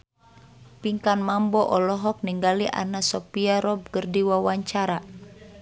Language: Sundanese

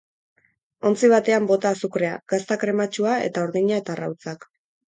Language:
Basque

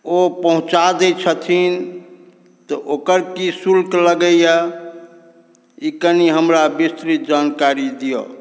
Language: Maithili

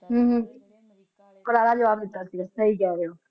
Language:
Punjabi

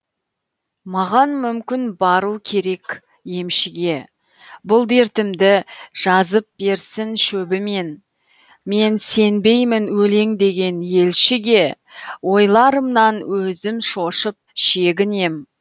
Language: Kazakh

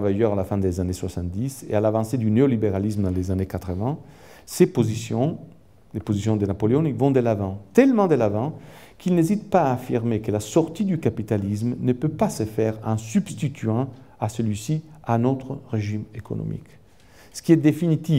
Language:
French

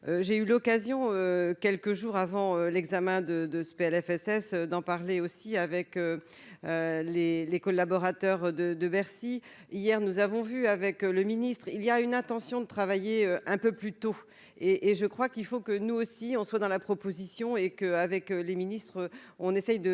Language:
French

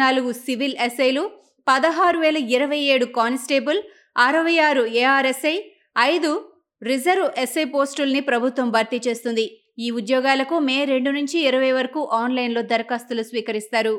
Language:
Telugu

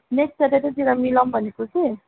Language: Nepali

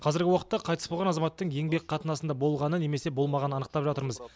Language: Kazakh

